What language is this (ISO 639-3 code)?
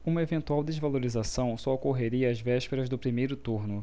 por